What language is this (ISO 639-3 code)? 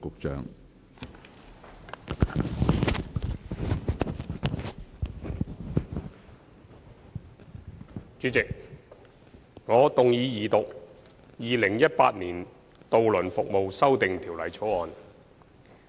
yue